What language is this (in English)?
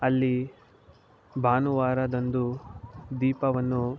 Kannada